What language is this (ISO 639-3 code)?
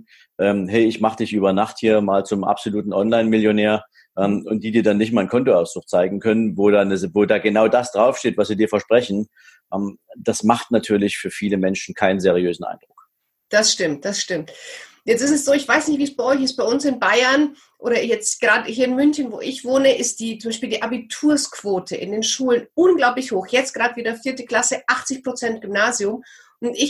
deu